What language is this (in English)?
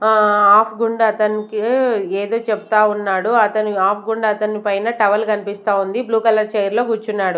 Telugu